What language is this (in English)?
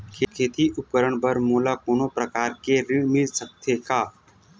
Chhattisgarhi